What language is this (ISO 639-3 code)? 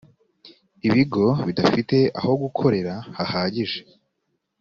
kin